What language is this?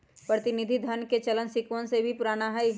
Magahi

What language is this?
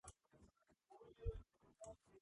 Georgian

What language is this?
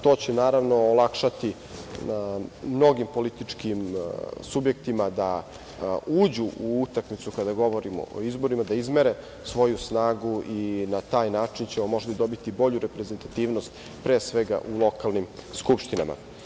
Serbian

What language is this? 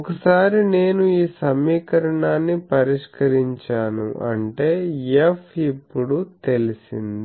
Telugu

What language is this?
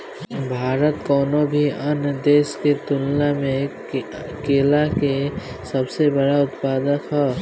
Bhojpuri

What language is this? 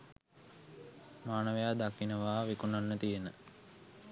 Sinhala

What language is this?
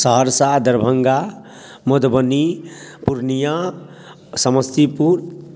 Maithili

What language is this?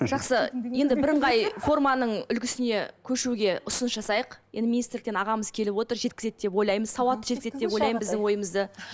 Kazakh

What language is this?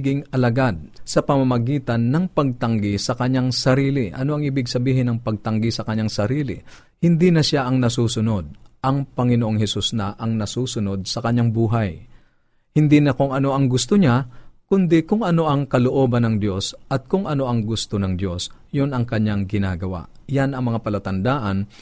Filipino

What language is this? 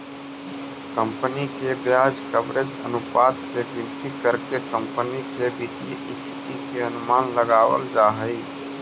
Magahi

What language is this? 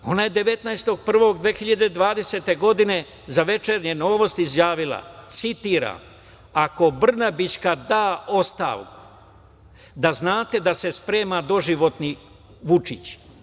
Serbian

